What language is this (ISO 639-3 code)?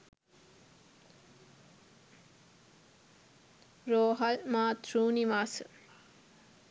sin